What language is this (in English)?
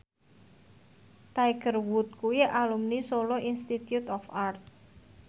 Javanese